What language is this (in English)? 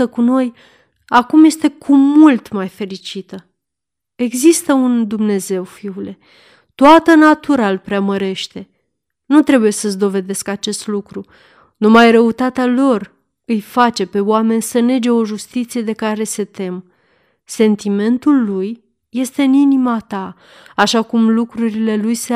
Romanian